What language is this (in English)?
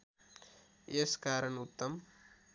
Nepali